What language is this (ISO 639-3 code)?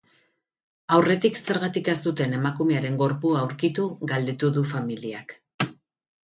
eus